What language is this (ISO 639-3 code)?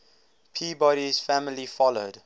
eng